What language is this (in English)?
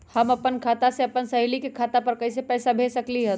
Magahi